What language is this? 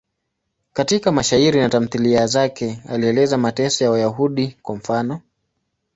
Swahili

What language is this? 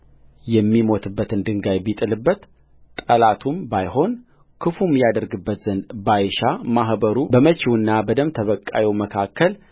Amharic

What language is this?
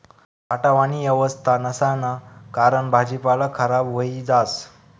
Marathi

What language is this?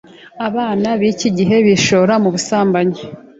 Kinyarwanda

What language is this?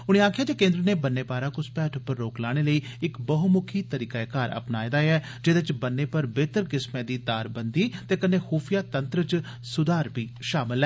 Dogri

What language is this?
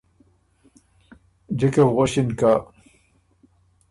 Ormuri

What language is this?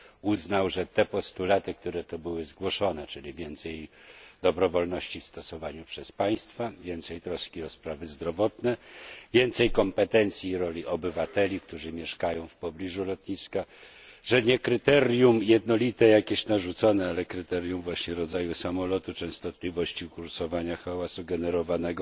Polish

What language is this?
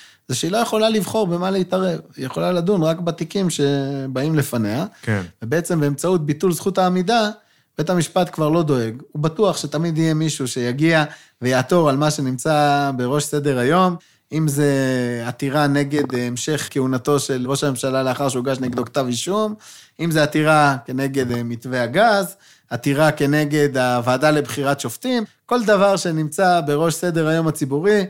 Hebrew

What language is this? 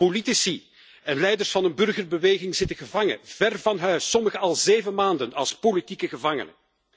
Dutch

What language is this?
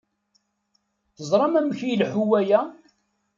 Kabyle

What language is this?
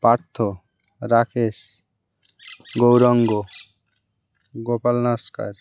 Bangla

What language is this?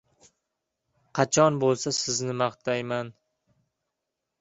Uzbek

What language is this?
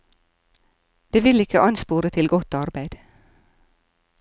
Norwegian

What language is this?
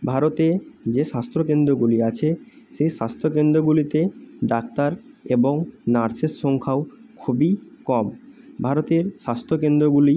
Bangla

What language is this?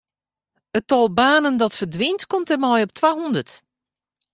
Western Frisian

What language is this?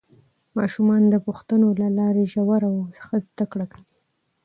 Pashto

